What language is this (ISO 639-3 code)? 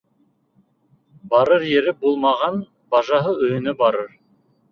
bak